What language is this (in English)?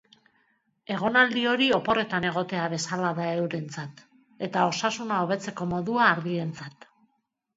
Basque